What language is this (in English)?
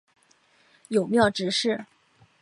Chinese